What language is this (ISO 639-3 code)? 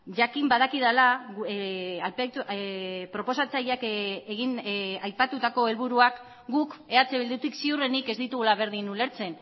eus